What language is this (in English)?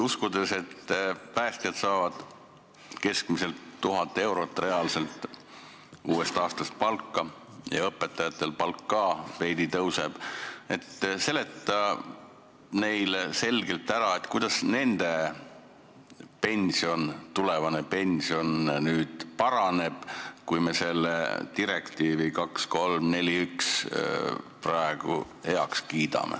Estonian